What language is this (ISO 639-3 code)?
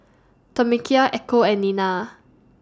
eng